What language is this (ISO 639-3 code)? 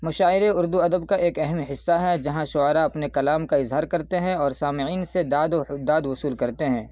urd